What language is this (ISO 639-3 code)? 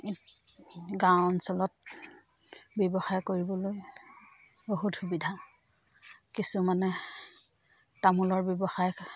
asm